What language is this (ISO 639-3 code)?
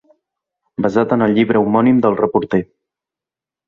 cat